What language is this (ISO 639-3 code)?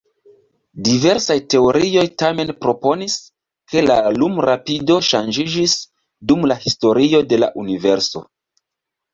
epo